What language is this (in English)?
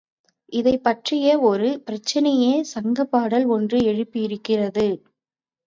Tamil